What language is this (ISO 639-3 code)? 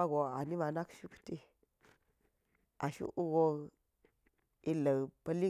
gyz